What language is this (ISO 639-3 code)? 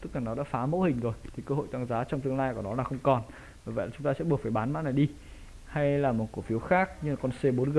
vie